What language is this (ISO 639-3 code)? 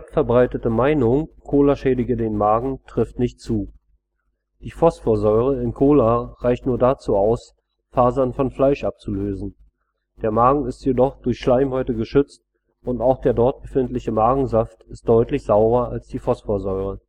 deu